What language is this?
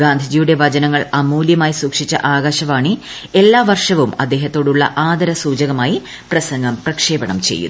Malayalam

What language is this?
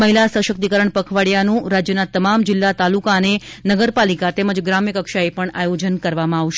Gujarati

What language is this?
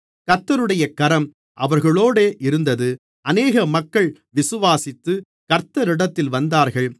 Tamil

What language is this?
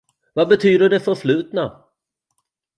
Swedish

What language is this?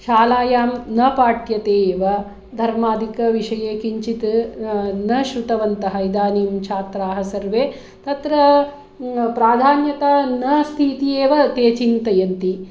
Sanskrit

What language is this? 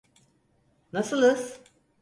Turkish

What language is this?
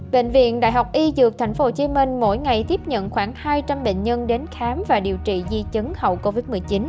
Vietnamese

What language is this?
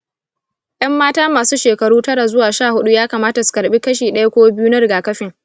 Hausa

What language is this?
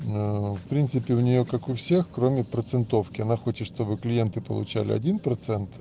Russian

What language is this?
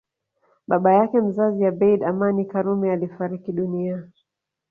Swahili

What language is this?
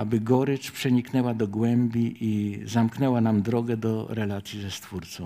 Polish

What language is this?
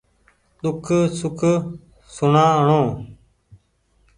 Goaria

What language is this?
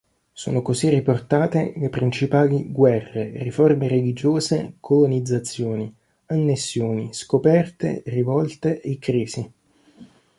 Italian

